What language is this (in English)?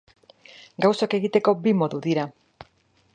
Basque